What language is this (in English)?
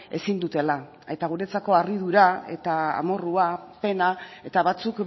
Basque